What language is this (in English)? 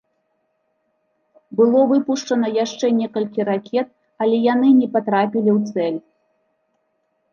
Belarusian